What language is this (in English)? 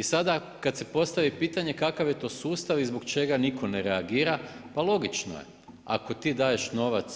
Croatian